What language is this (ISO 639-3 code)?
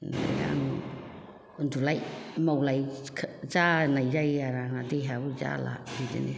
brx